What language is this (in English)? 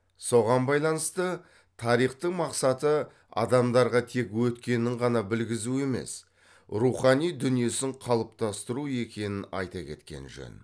Kazakh